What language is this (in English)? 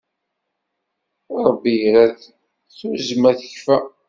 Kabyle